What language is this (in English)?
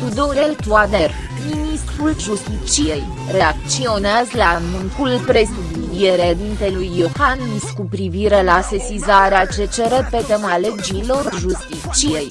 Romanian